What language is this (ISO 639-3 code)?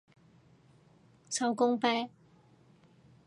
yue